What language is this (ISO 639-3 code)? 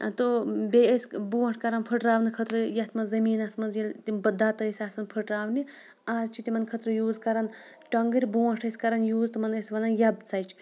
kas